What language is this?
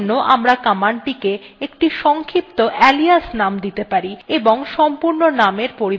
Bangla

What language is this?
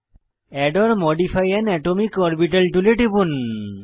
Bangla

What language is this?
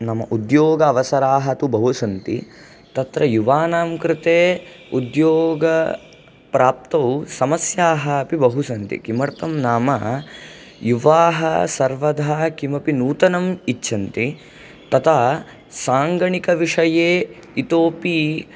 Sanskrit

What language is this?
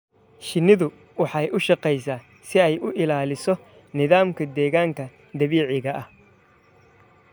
Somali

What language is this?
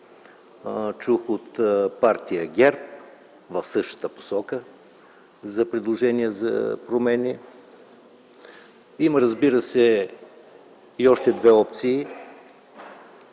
Bulgarian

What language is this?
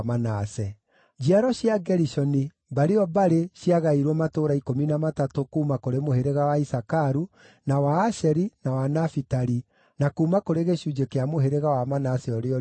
Kikuyu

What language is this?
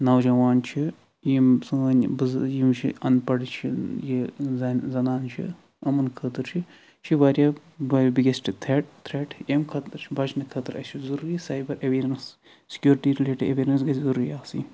Kashmiri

